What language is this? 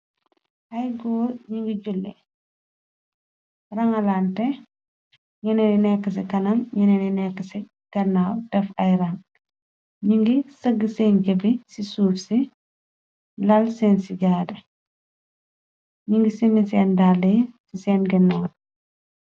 Wolof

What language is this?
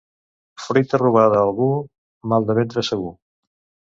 Catalan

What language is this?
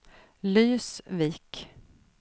Swedish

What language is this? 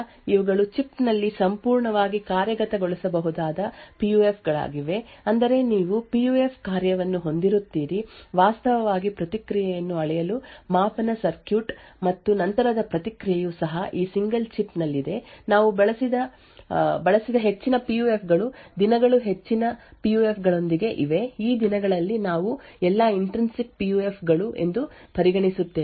Kannada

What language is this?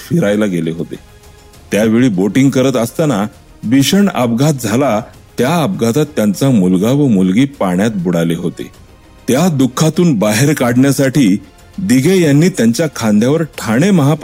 Marathi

